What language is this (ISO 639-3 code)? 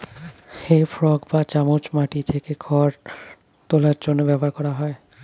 ben